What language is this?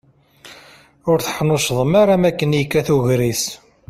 Kabyle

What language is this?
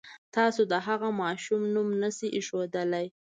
Pashto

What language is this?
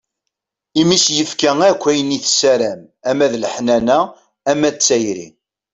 Kabyle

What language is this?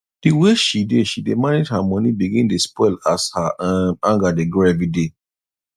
Nigerian Pidgin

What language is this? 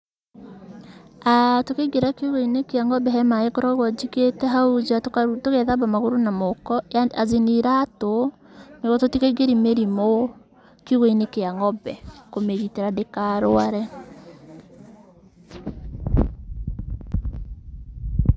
Kikuyu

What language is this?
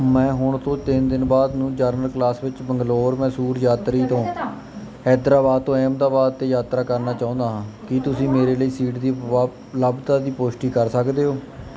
Punjabi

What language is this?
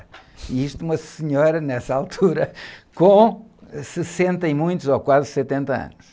Portuguese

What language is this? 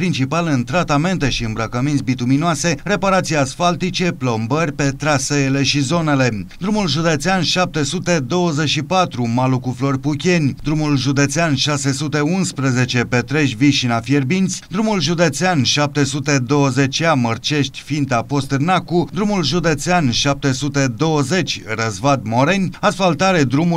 Romanian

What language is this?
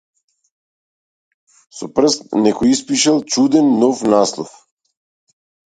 Macedonian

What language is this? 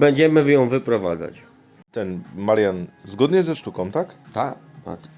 Polish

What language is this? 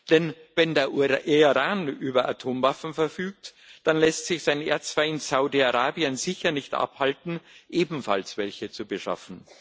German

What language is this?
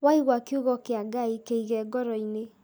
Kikuyu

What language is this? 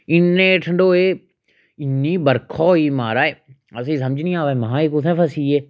Dogri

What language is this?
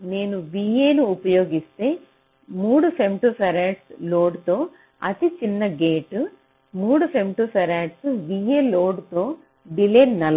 Telugu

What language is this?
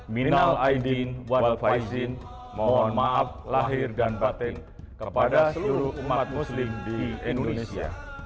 Indonesian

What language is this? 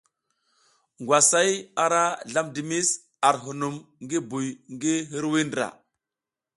South Giziga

